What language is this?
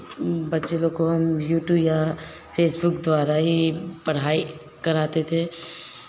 Hindi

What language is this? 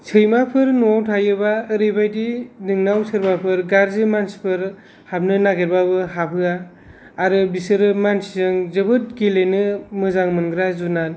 Bodo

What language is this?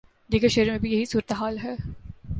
Urdu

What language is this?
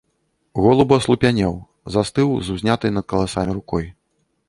Belarusian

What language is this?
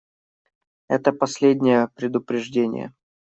Russian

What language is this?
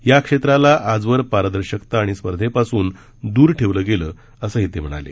Marathi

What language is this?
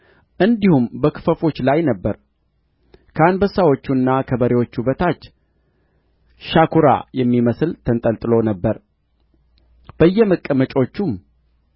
Amharic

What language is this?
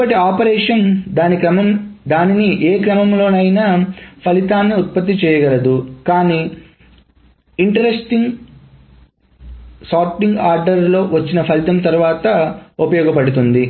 Telugu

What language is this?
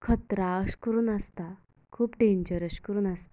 Konkani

